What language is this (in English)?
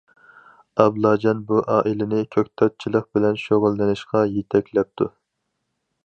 Uyghur